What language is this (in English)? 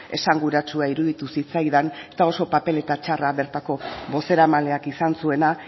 Basque